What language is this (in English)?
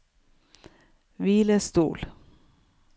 Norwegian